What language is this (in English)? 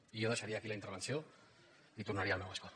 Catalan